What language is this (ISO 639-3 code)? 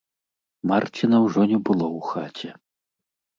bel